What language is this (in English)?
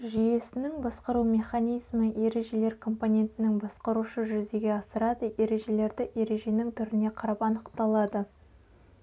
Kazakh